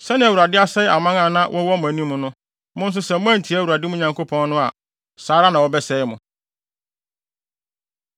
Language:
Akan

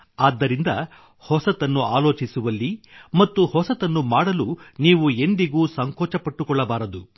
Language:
Kannada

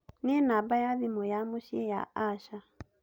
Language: Kikuyu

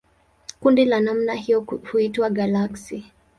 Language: Swahili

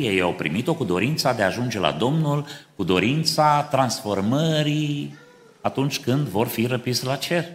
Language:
Romanian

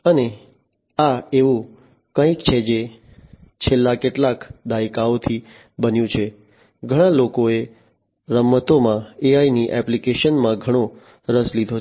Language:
Gujarati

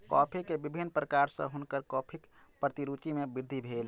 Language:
Maithili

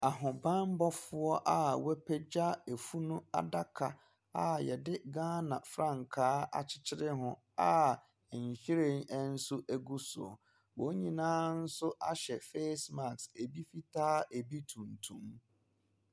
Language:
Akan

